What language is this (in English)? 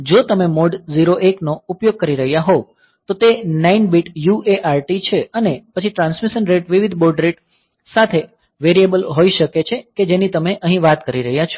Gujarati